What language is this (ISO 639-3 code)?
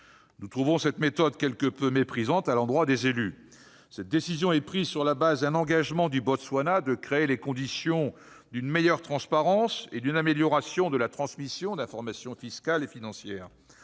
fra